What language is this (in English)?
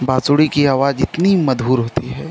Hindi